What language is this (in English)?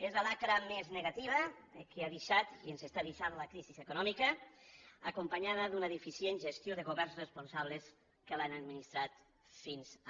Catalan